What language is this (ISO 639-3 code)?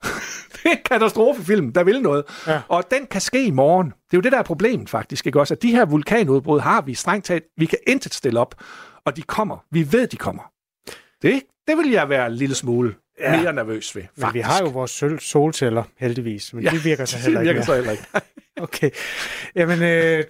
dan